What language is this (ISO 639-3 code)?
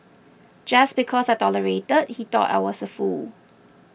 eng